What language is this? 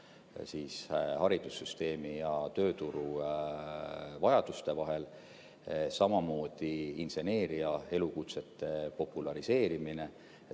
Estonian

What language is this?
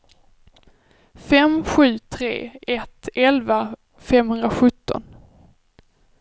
Swedish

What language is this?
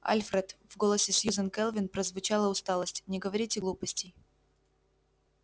Russian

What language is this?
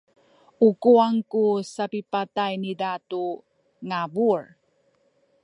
Sakizaya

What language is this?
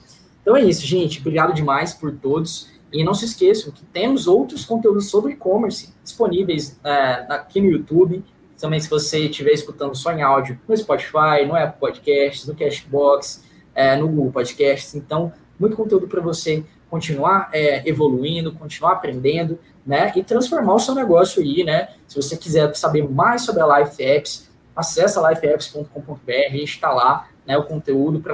Portuguese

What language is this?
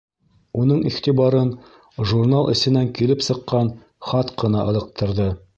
Bashkir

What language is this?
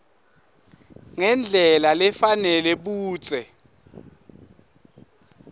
Swati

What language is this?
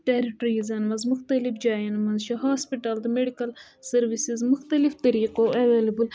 Kashmiri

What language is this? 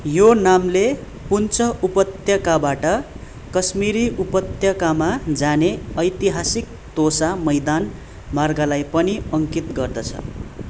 Nepali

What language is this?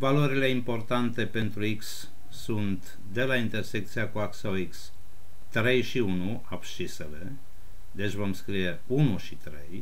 Romanian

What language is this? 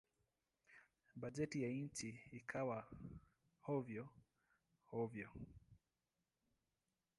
Swahili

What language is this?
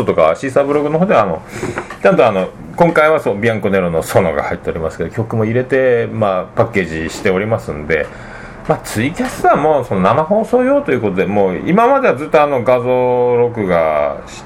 Japanese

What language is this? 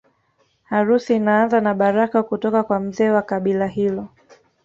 Swahili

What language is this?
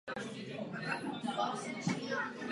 Czech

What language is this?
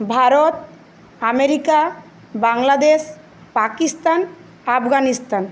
Bangla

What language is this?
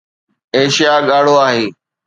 Sindhi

